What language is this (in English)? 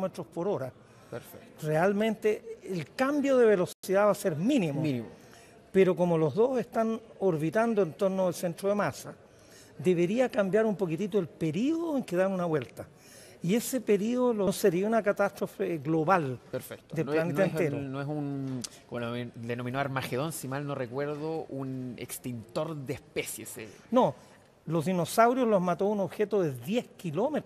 Spanish